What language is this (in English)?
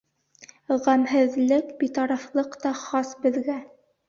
Bashkir